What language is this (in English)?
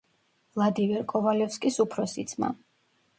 Georgian